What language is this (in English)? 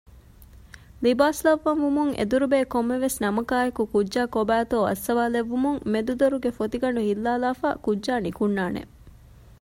Divehi